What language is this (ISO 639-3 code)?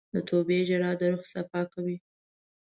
pus